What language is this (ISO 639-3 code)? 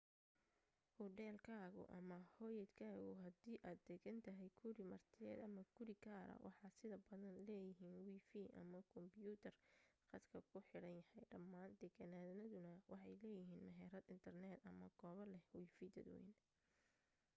som